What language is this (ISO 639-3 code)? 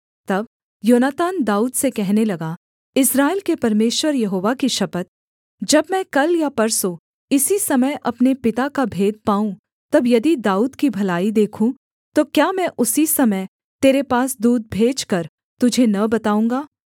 hin